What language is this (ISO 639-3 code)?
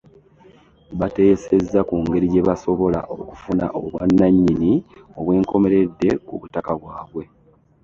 lug